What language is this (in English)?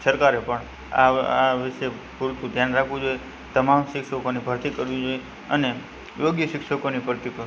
Gujarati